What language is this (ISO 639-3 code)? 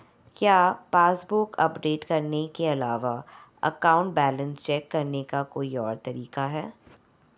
hin